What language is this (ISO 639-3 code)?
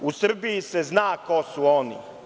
srp